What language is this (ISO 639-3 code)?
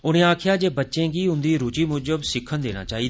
doi